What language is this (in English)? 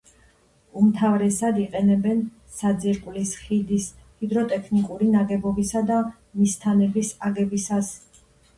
Georgian